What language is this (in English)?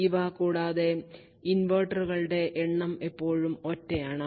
Malayalam